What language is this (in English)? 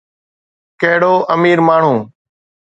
Sindhi